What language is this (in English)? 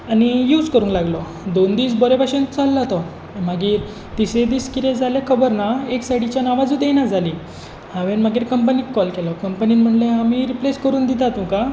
Konkani